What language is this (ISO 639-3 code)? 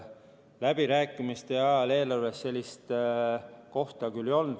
est